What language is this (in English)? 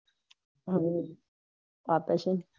Gujarati